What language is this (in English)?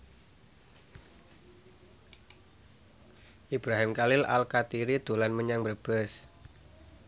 Javanese